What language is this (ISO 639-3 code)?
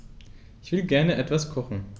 deu